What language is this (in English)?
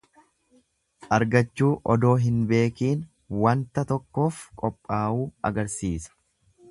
Oromo